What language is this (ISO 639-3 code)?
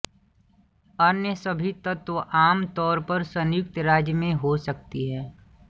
hin